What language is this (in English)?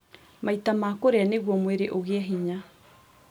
Kikuyu